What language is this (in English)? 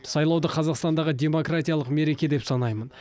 Kazakh